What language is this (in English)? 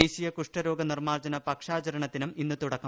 Malayalam